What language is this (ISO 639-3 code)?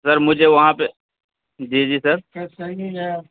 urd